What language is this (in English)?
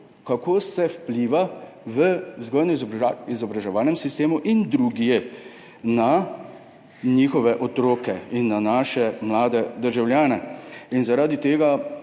Slovenian